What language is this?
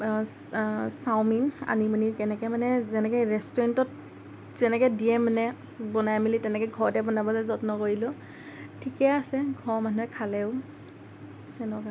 Assamese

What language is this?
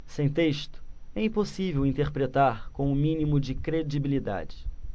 Portuguese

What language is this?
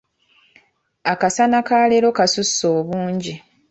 Ganda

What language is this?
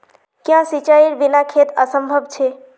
Magahi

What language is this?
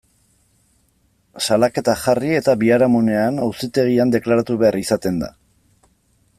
Basque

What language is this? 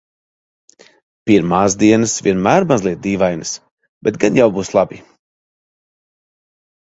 Latvian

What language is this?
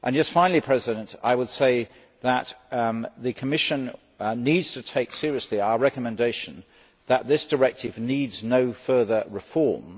English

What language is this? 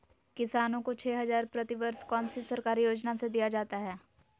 Magahi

